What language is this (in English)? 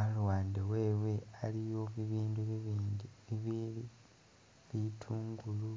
Masaaba